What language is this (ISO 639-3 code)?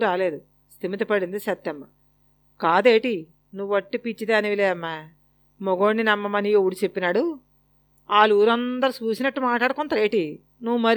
tel